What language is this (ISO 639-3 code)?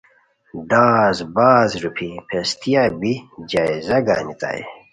khw